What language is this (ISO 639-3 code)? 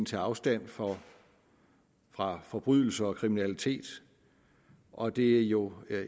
dan